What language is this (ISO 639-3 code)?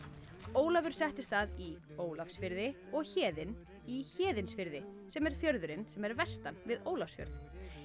isl